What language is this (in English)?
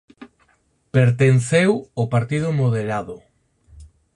Galician